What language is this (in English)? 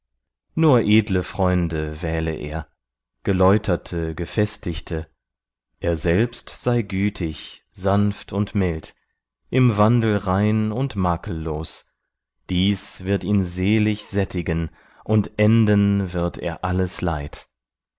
German